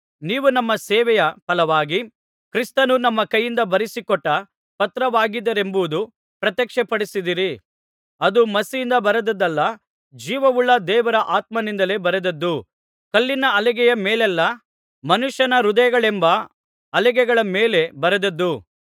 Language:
Kannada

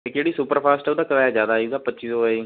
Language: Punjabi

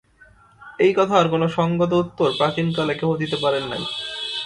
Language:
Bangla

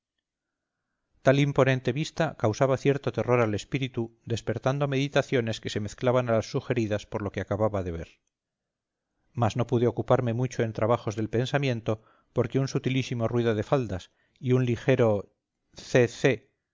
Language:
Spanish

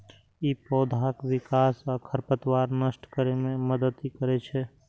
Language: Maithili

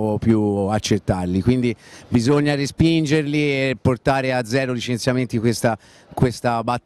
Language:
Italian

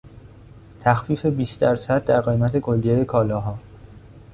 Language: Persian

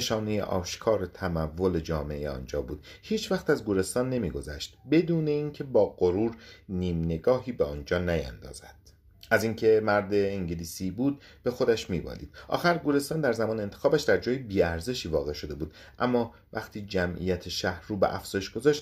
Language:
Persian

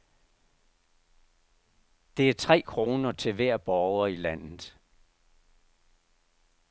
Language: Danish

